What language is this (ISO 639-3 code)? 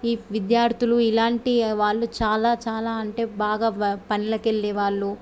tel